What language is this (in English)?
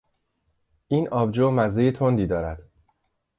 Persian